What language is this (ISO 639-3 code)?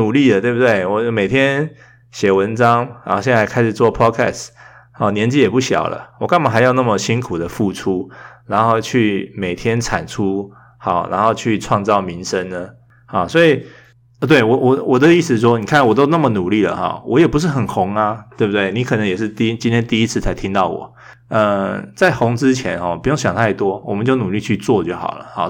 zho